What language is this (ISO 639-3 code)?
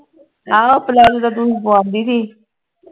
pan